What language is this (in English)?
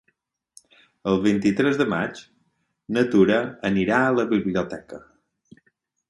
Catalan